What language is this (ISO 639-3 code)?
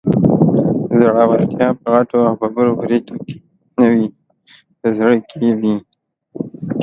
pus